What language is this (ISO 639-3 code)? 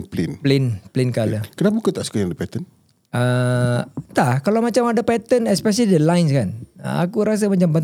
msa